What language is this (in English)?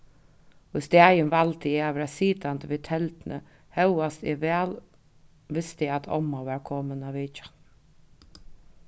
Faroese